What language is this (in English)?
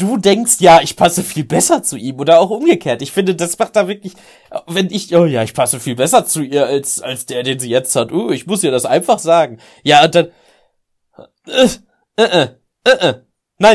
German